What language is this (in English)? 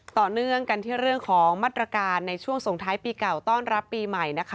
Thai